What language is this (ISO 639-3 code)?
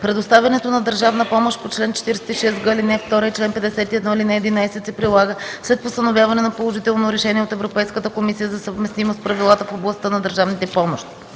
bul